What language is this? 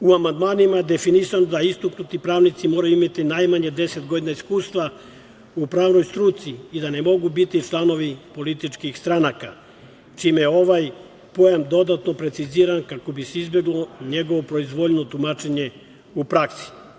Serbian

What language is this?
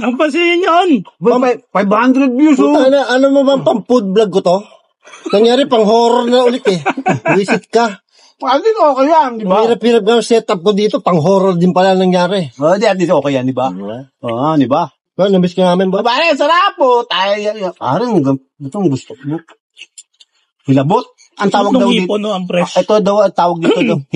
Filipino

